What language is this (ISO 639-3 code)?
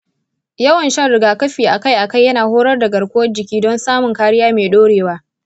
hau